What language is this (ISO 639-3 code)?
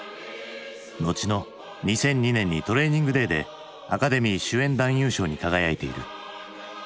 jpn